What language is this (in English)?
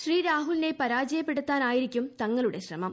Malayalam